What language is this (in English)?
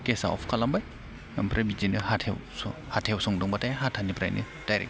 Bodo